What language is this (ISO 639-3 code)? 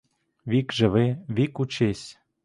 ukr